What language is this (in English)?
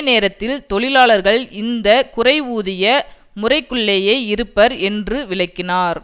Tamil